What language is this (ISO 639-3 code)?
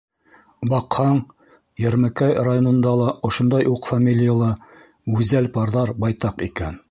bak